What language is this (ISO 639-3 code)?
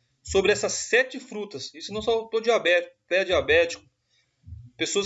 por